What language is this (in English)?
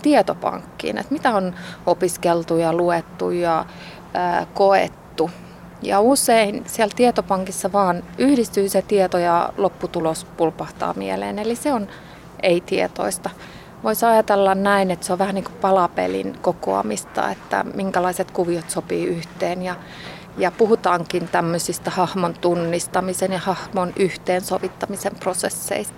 Finnish